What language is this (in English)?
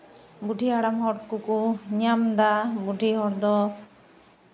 Santali